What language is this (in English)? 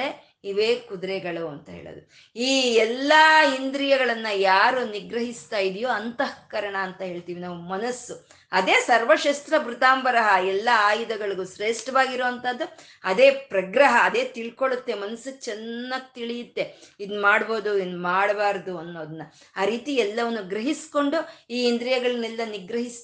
Kannada